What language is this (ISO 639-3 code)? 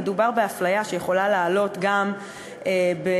heb